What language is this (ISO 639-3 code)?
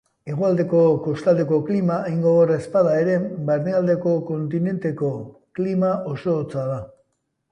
eus